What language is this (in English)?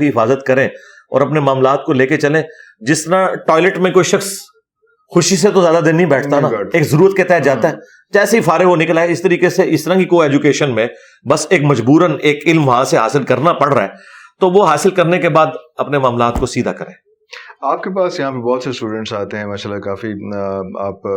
Urdu